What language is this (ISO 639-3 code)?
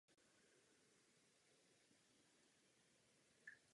ces